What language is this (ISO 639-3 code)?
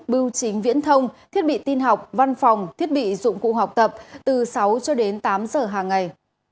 vie